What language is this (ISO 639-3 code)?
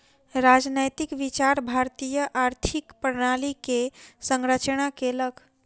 mai